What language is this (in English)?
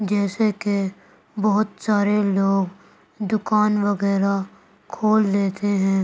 Urdu